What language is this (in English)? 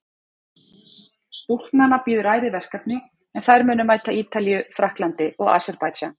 Icelandic